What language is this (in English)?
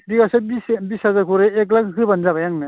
Bodo